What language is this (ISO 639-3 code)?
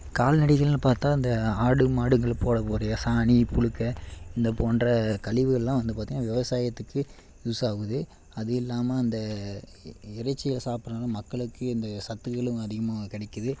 tam